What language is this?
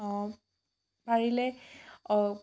Assamese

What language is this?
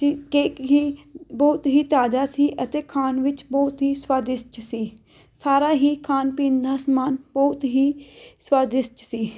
Punjabi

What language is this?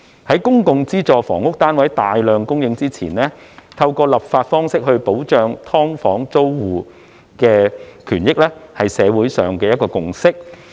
Cantonese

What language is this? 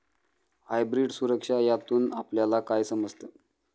Marathi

